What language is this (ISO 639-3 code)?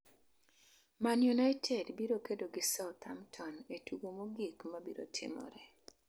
luo